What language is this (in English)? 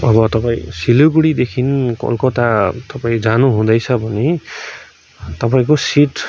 Nepali